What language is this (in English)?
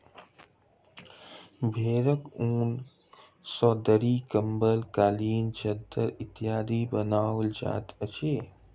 Maithili